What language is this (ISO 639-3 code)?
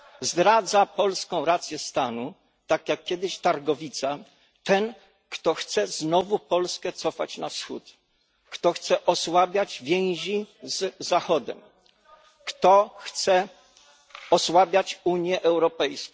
pol